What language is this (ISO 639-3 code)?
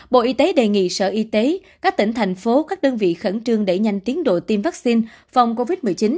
vie